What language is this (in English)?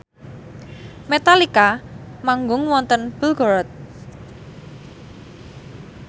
Javanese